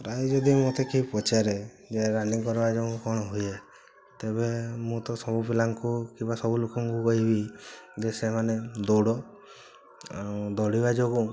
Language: Odia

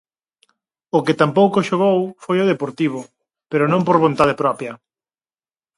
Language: Galician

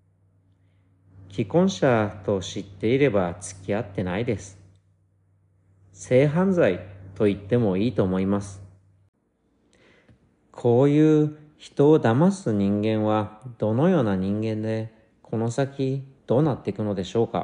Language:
Japanese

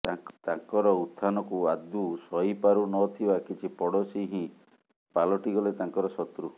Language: Odia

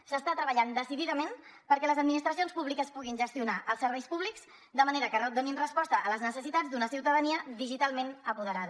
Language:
Catalan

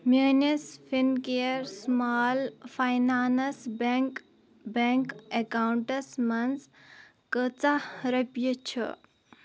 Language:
Kashmiri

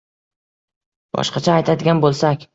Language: Uzbek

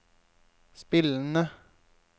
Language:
Norwegian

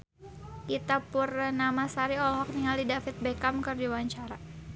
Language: Sundanese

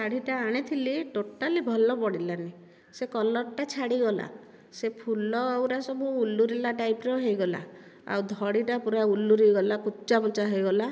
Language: Odia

